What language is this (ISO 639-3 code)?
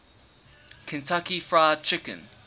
eng